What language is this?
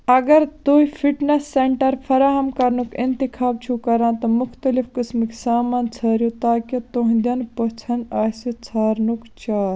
Kashmiri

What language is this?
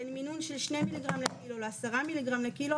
Hebrew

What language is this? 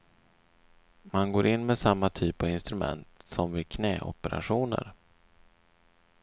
Swedish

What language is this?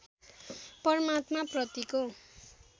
Nepali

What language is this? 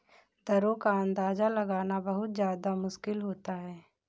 Hindi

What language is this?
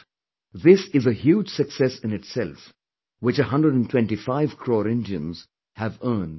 English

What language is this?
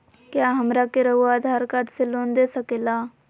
Magahi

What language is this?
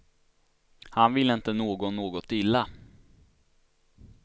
Swedish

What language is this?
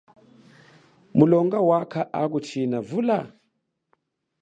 Chokwe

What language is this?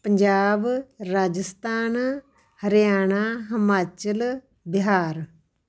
Punjabi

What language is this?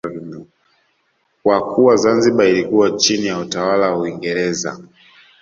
Swahili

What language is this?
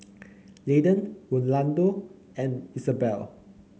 English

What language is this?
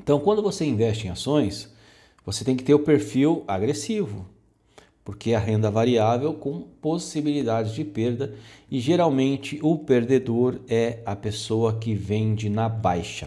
Portuguese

